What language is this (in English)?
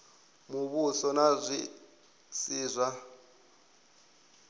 Venda